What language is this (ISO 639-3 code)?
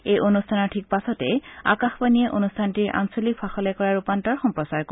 asm